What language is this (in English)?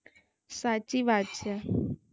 Gujarati